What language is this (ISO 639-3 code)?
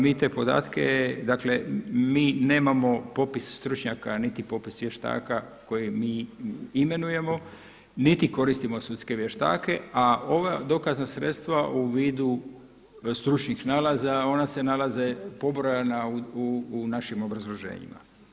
hrv